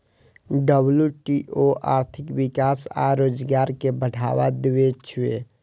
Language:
Maithili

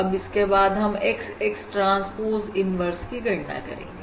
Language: Hindi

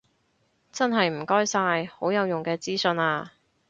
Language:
Cantonese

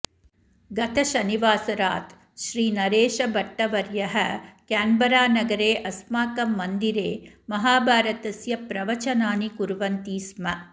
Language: Sanskrit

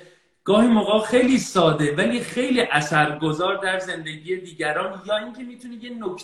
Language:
Persian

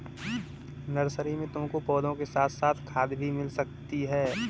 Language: Hindi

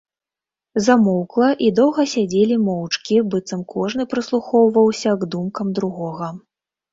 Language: Belarusian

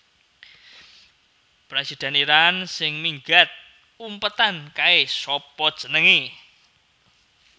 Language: Javanese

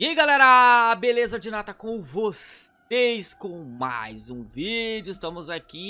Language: Portuguese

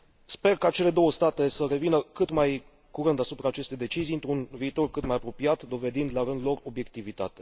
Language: Romanian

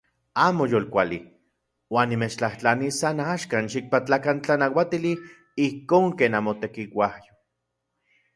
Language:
Central Puebla Nahuatl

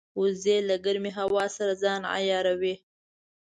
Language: Pashto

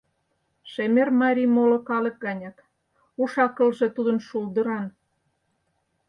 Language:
Mari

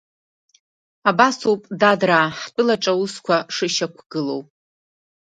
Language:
Abkhazian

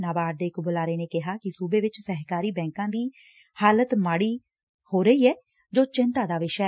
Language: Punjabi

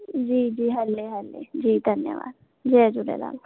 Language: Sindhi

